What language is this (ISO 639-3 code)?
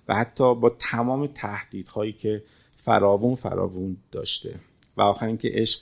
fas